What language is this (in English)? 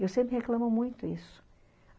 Portuguese